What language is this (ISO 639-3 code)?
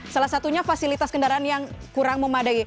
ind